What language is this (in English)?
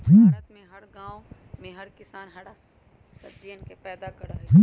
Magahi